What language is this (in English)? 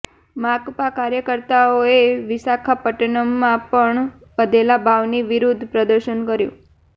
Gujarati